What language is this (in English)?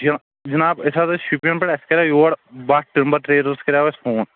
Kashmiri